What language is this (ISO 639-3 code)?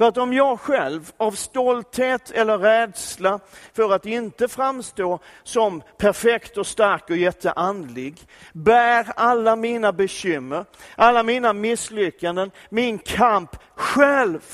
swe